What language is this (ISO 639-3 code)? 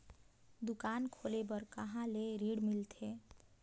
hne